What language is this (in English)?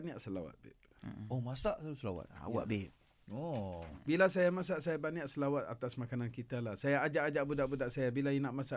Malay